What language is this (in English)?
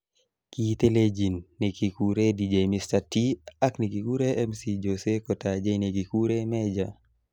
Kalenjin